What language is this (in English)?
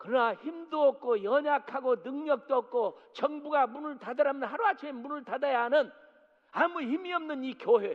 Korean